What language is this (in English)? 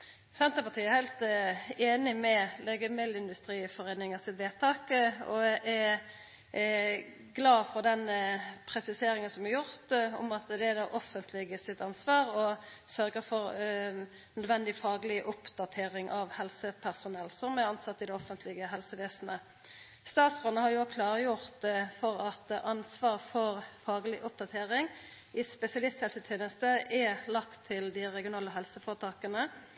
Norwegian Nynorsk